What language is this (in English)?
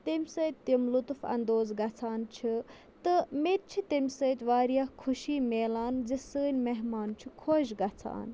Kashmiri